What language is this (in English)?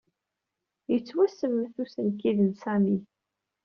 Kabyle